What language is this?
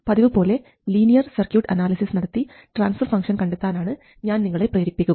Malayalam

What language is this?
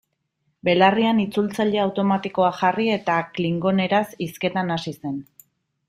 Basque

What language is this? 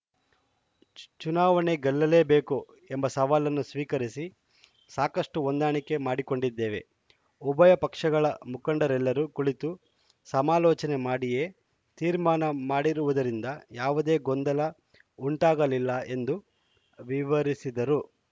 Kannada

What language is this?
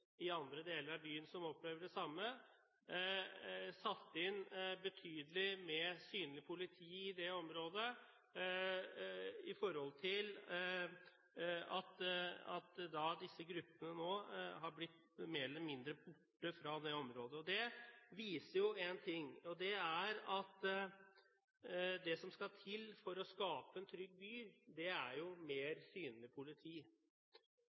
Norwegian Bokmål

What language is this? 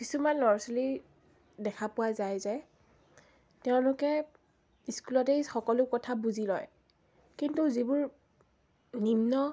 Assamese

